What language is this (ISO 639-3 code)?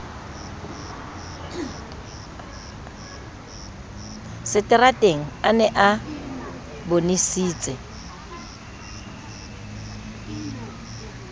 sot